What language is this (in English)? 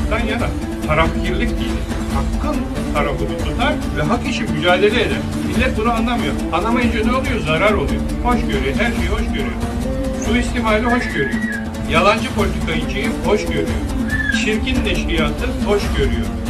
Turkish